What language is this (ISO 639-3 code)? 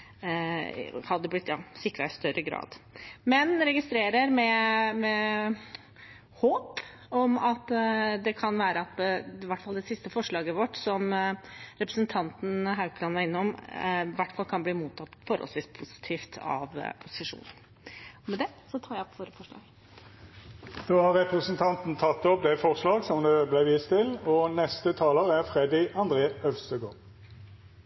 nor